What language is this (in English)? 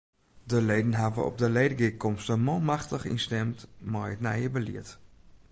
Western Frisian